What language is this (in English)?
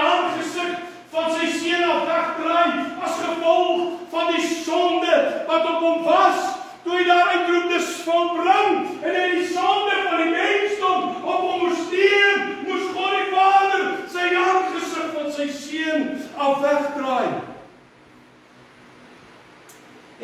Portuguese